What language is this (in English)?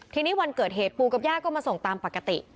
Thai